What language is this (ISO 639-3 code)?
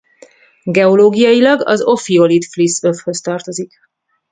hun